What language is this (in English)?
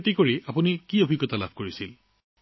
Assamese